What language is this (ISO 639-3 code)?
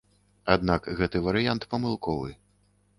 bel